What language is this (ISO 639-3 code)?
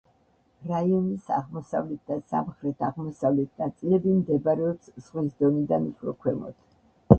kat